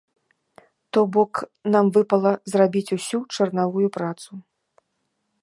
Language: Belarusian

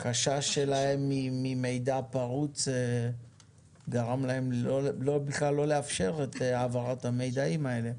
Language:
Hebrew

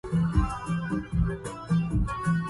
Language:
Arabic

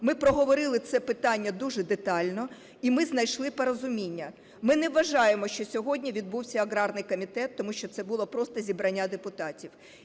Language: Ukrainian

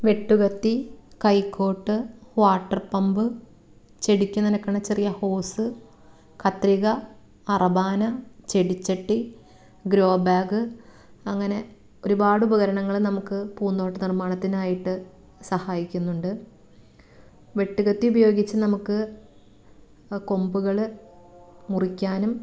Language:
Malayalam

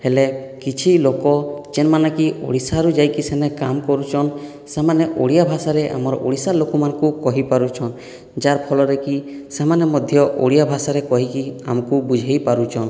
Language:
Odia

